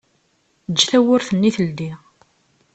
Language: Kabyle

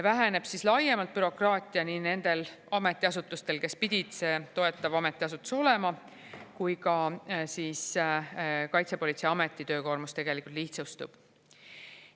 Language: Estonian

